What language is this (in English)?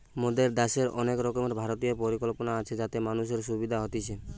Bangla